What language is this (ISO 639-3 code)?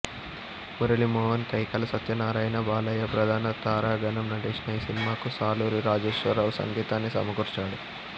tel